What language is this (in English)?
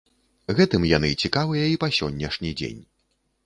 Belarusian